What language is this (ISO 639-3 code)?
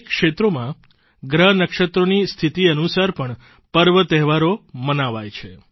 guj